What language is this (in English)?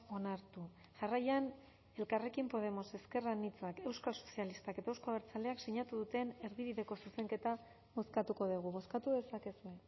Basque